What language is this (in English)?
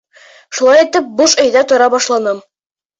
Bashkir